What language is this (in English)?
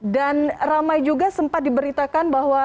Indonesian